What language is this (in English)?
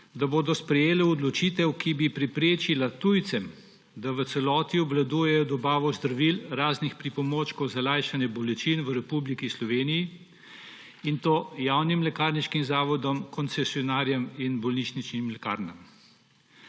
Slovenian